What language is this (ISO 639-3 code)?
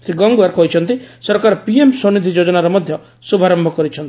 ori